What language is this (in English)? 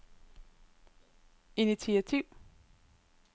Danish